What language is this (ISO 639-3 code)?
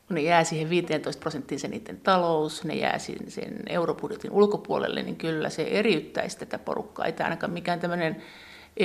fin